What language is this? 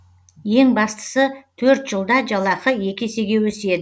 Kazakh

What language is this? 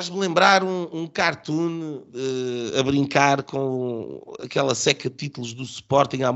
Portuguese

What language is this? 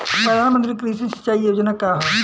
Bhojpuri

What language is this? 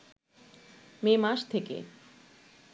Bangla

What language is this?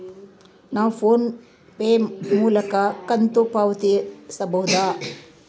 Kannada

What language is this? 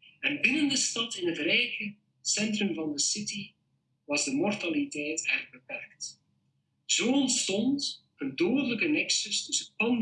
Dutch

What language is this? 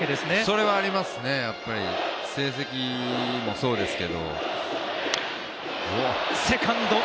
Japanese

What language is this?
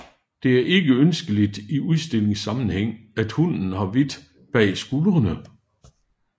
Danish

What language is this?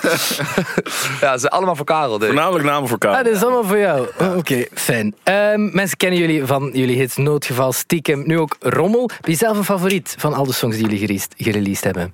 Dutch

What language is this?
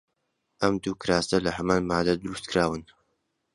Central Kurdish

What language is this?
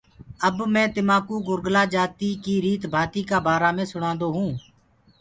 Gurgula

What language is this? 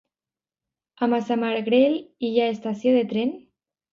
Catalan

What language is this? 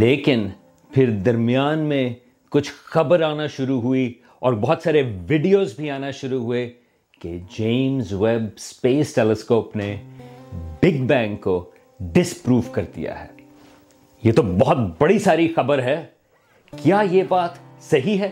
Urdu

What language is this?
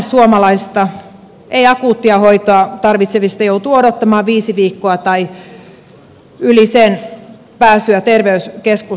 Finnish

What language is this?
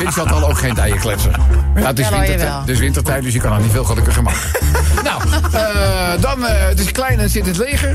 Dutch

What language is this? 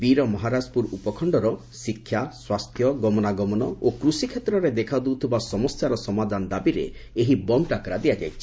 Odia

